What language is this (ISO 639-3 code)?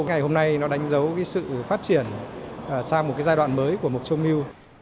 vie